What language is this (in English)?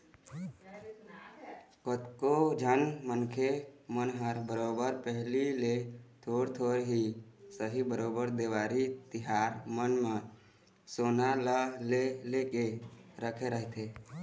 Chhattisgarhi